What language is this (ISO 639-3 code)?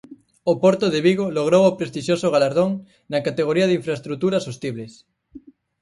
glg